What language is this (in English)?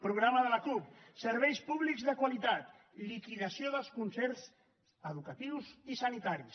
Catalan